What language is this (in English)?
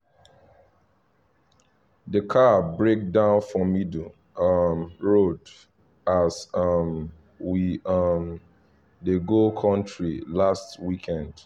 Nigerian Pidgin